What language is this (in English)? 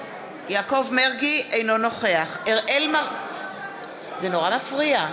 Hebrew